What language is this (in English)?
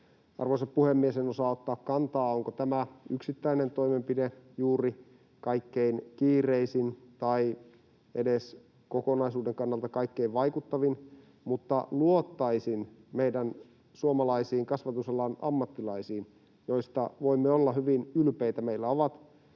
Finnish